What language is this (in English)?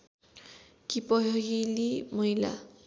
Nepali